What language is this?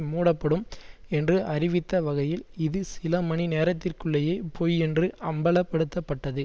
Tamil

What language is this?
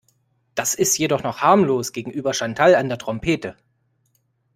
German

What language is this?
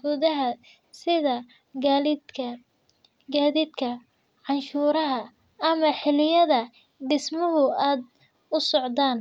Somali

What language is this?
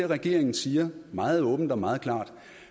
Danish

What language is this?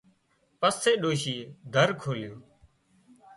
Wadiyara Koli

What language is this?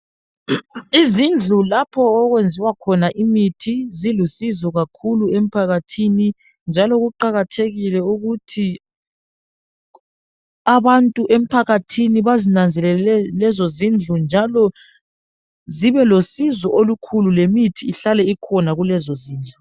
North Ndebele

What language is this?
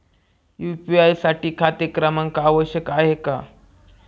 Marathi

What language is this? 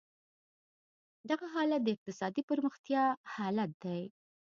Pashto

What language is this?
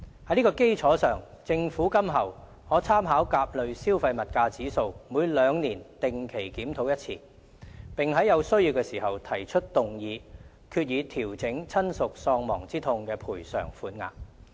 Cantonese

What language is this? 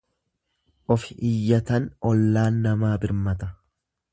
Oromo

